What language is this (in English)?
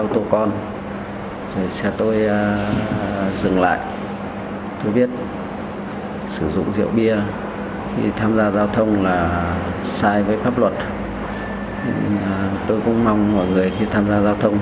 Vietnamese